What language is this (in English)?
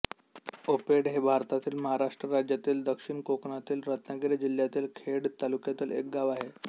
Marathi